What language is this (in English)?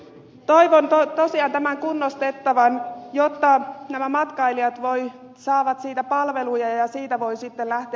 Finnish